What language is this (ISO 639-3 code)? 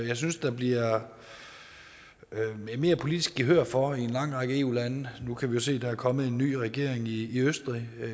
dan